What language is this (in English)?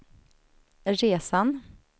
Swedish